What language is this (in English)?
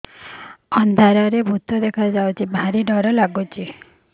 Odia